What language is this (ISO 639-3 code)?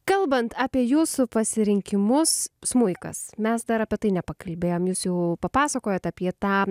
lit